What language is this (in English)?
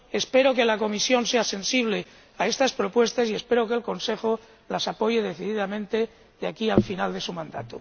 Spanish